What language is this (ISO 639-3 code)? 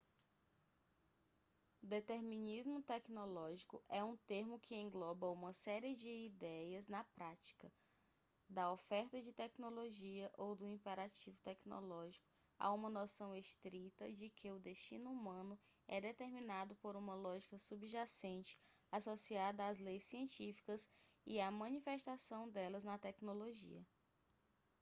por